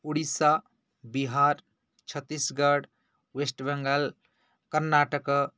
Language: Sanskrit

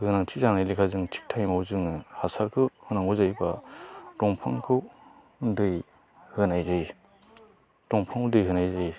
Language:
Bodo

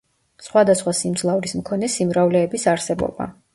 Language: Georgian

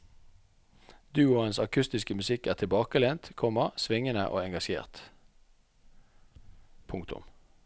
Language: Norwegian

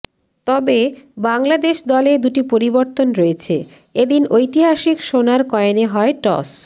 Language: Bangla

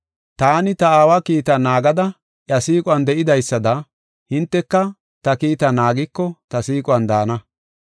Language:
Gofa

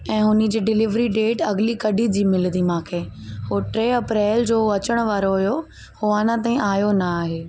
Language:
Sindhi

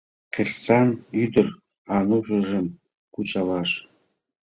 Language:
Mari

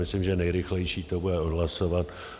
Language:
Czech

